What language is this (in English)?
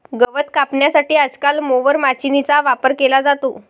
Marathi